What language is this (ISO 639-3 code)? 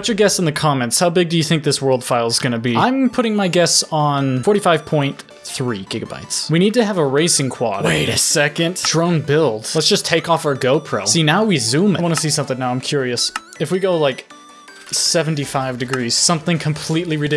eng